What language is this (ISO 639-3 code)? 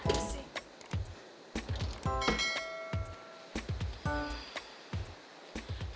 ind